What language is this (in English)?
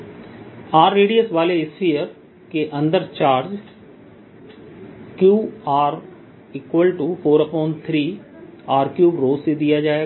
Hindi